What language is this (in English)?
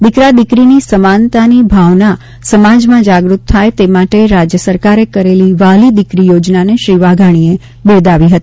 Gujarati